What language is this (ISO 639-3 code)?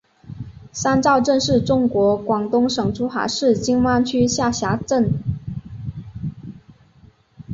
zho